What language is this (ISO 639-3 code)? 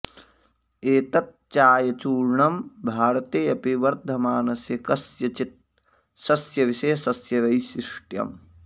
san